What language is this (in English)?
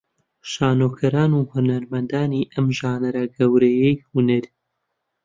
Central Kurdish